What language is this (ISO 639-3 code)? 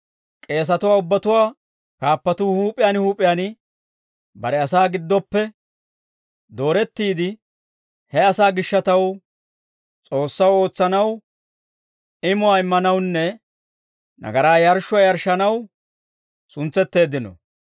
dwr